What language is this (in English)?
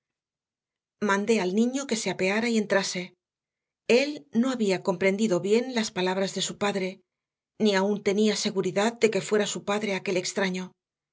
Spanish